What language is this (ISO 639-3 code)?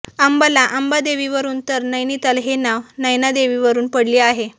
mar